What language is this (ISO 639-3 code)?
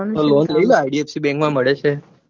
guj